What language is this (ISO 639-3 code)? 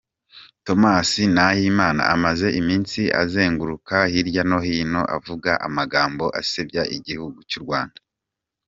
kin